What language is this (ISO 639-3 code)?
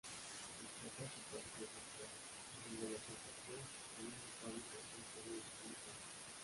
spa